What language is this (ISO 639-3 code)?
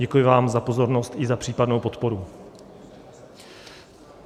ces